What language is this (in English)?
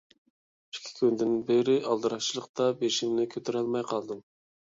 Uyghur